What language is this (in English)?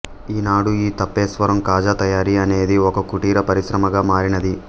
Telugu